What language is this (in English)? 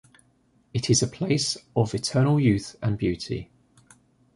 English